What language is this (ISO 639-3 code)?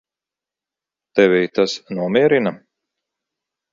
lav